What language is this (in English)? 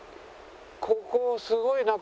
Japanese